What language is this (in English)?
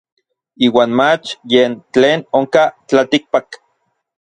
Orizaba Nahuatl